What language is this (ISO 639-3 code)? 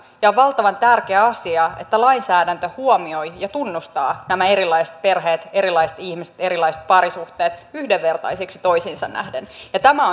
fin